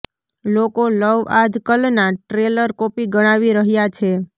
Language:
Gujarati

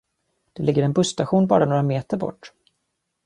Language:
Swedish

